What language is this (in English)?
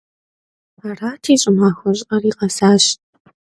Kabardian